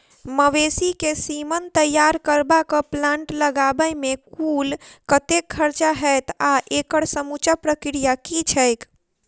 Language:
Maithili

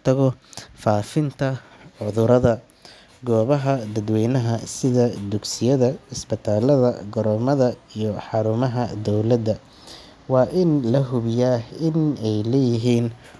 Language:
Somali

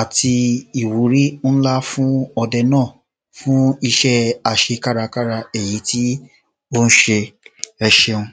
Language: Yoruba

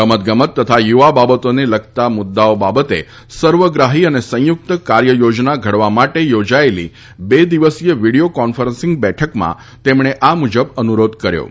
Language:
Gujarati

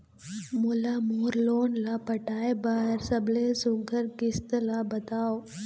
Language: Chhattisgarhi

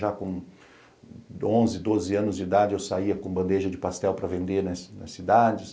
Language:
Portuguese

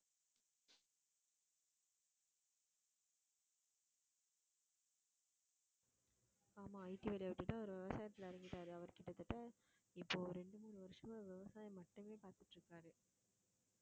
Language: Tamil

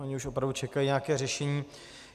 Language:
Czech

